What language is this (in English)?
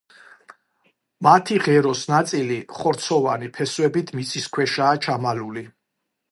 Georgian